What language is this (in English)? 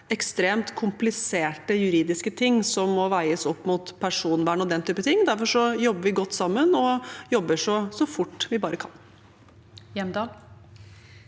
Norwegian